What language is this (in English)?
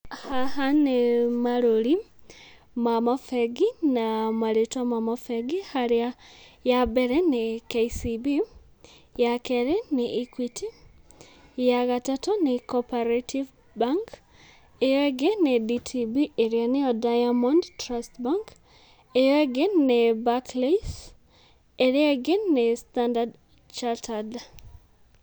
Kikuyu